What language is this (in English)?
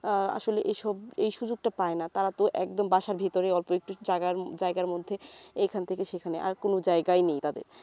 Bangla